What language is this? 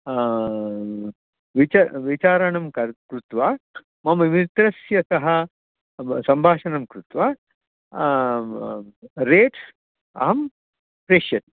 Sanskrit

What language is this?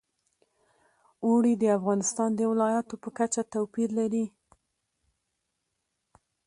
Pashto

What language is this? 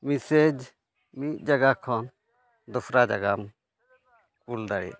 Santali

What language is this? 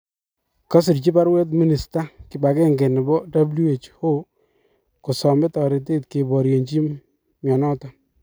Kalenjin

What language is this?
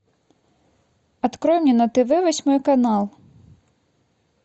Russian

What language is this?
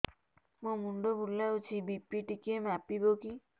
Odia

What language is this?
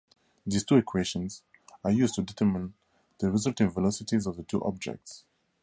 English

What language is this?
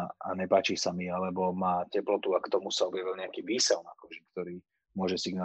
Slovak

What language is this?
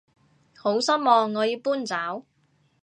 Cantonese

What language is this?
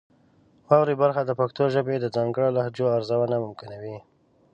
Pashto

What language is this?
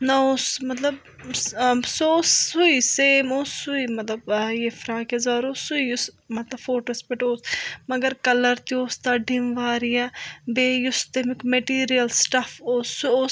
Kashmiri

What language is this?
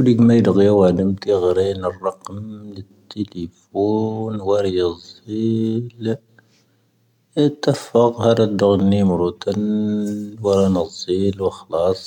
Tahaggart Tamahaq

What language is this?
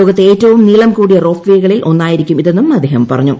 Malayalam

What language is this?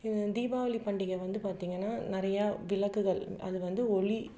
Tamil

